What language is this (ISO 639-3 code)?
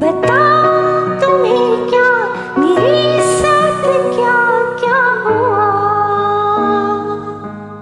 kor